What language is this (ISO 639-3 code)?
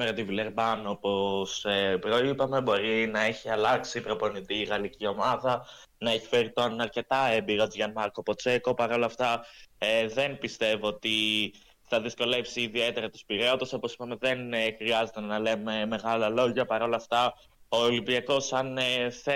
ell